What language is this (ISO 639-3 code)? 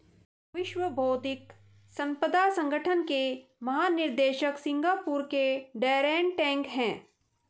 hin